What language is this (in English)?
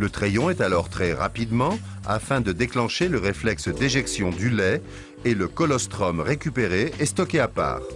French